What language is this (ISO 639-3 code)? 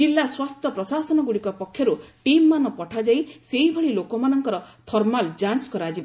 ori